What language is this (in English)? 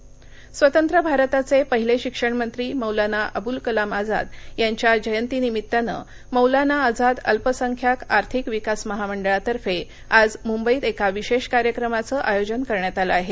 Marathi